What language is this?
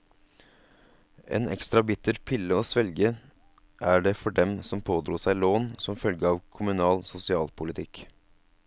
Norwegian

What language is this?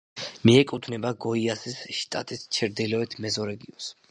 Georgian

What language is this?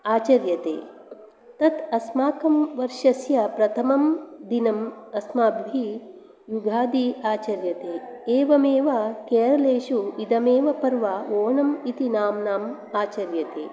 Sanskrit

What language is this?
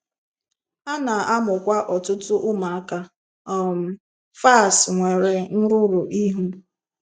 Igbo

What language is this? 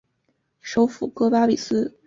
Chinese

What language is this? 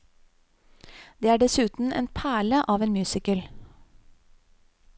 Norwegian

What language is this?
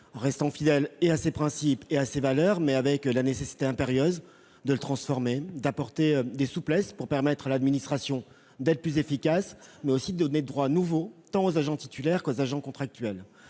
French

